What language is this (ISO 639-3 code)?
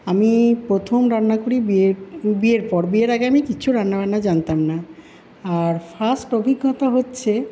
ben